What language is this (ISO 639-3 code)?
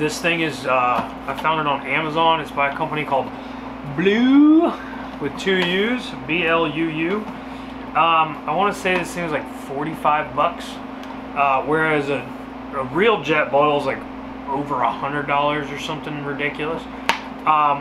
eng